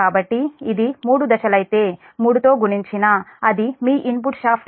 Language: Telugu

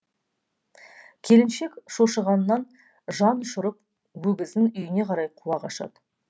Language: Kazakh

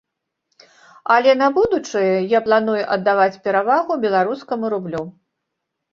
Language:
Belarusian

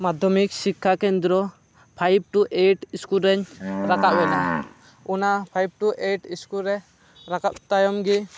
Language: Santali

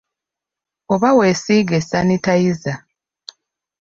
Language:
Ganda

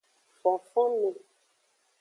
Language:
Aja (Benin)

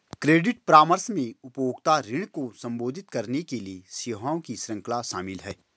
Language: Hindi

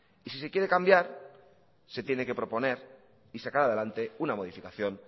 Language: Spanish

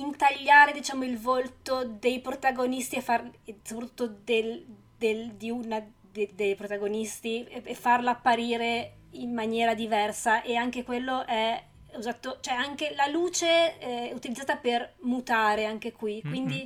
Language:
Italian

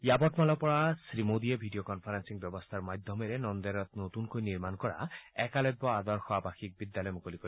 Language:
Assamese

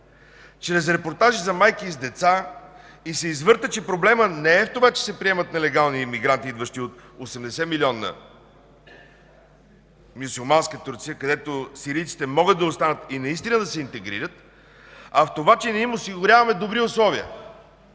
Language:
Bulgarian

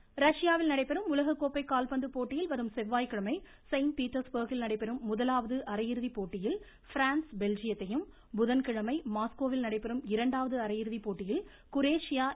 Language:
Tamil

